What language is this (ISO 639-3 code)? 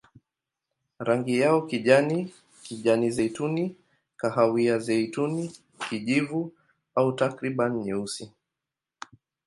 swa